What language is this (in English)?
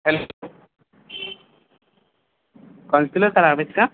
Marathi